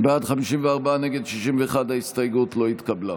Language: Hebrew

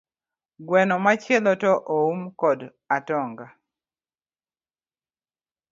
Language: Luo (Kenya and Tanzania)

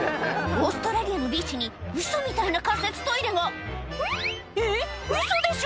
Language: Japanese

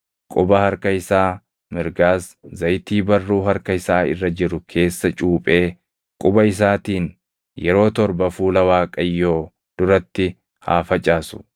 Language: Oromo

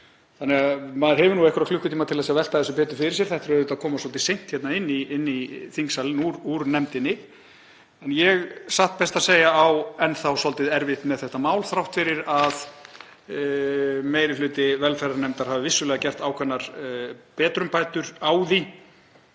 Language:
Icelandic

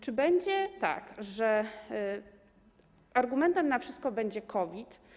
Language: Polish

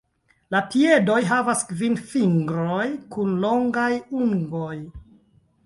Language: Esperanto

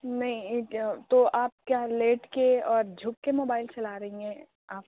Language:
Urdu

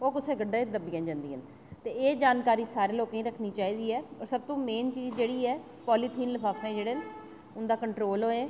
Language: Dogri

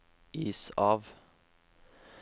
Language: Norwegian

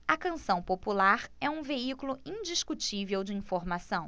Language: Portuguese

